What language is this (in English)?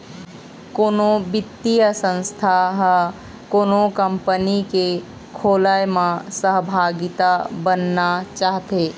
Chhattisgarhi